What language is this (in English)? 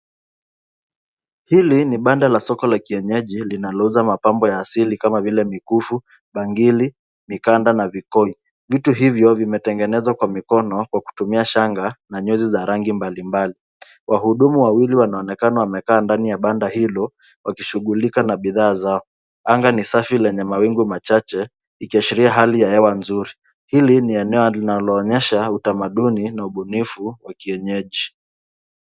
Swahili